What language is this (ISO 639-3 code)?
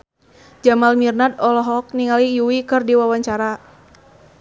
sun